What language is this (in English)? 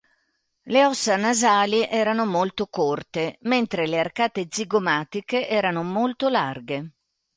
Italian